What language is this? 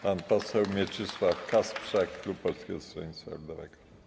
Polish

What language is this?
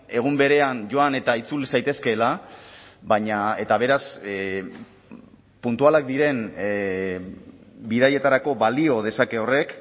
Basque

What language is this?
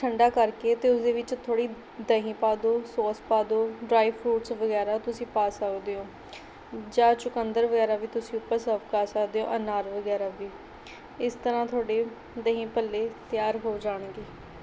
Punjabi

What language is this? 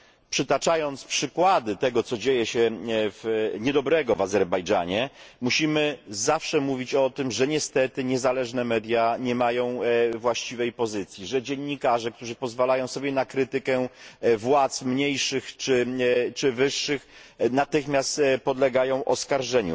Polish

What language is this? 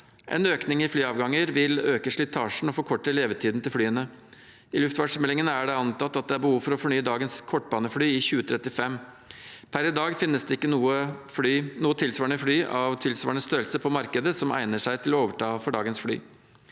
Norwegian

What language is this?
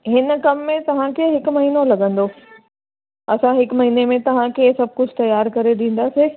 Sindhi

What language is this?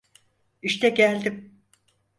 Turkish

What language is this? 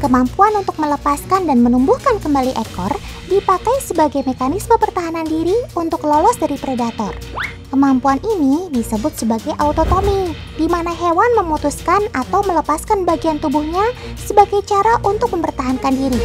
Indonesian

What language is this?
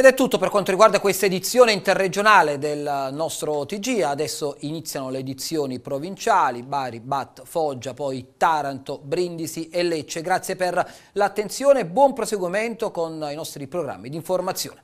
Italian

